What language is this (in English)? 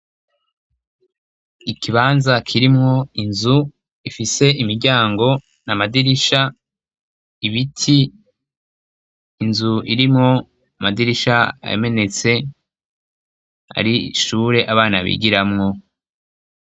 Rundi